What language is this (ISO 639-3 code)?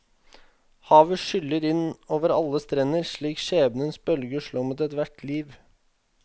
nor